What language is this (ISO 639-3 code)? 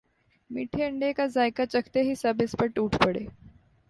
urd